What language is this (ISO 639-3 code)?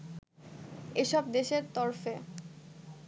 ben